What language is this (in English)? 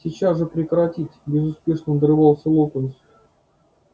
Russian